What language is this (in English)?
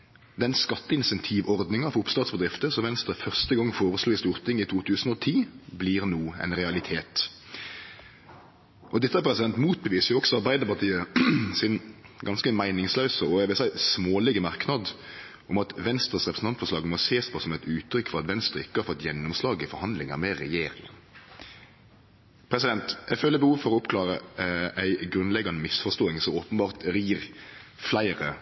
Norwegian Nynorsk